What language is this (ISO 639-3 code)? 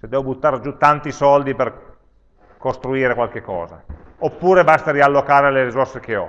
ita